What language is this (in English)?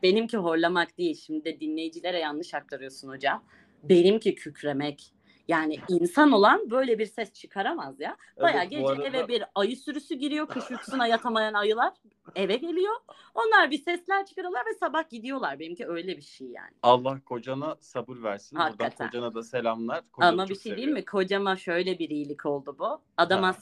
Turkish